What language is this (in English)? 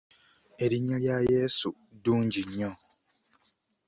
Ganda